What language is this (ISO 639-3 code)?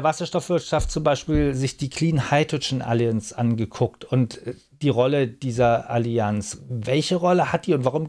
deu